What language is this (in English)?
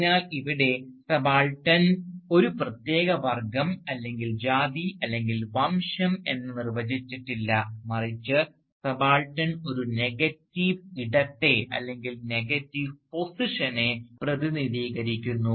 Malayalam